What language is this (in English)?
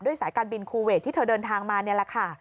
Thai